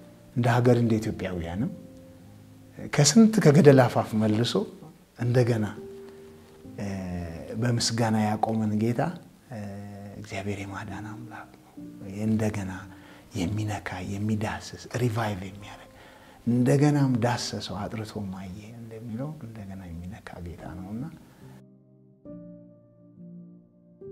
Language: Arabic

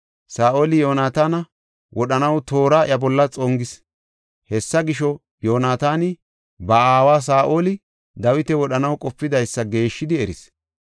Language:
Gofa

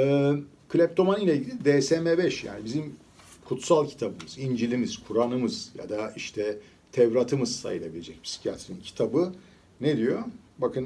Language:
Turkish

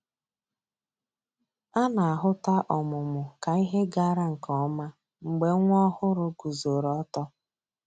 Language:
Igbo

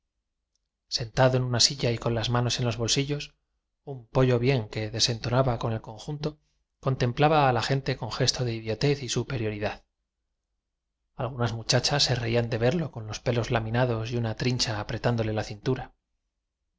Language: Spanish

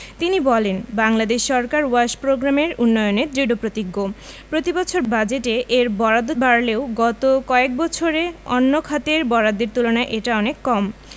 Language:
Bangla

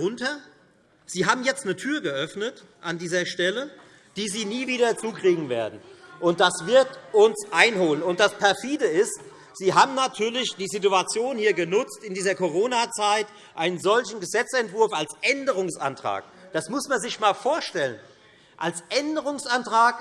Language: German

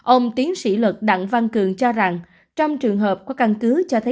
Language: Vietnamese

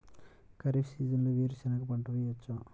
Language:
Telugu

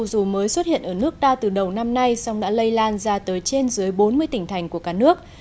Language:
Vietnamese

